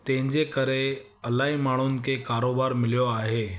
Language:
Sindhi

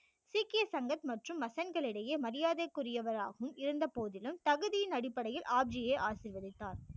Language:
Tamil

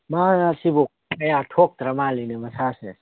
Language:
Manipuri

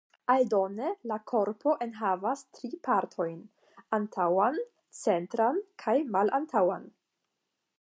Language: Esperanto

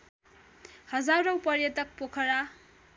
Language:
Nepali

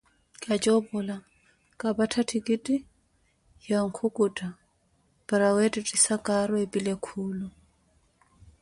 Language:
Koti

